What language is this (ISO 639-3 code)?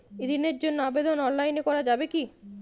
ben